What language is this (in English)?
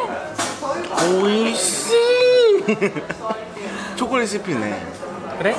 Korean